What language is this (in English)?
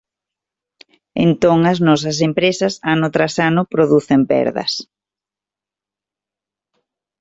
Galician